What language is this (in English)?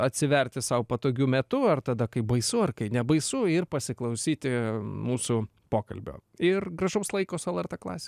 Lithuanian